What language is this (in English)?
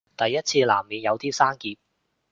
Cantonese